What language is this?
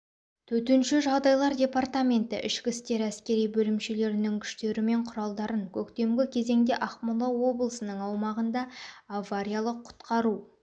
Kazakh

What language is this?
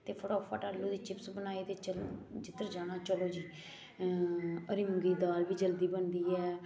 Dogri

